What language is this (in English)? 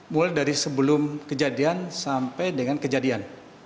Indonesian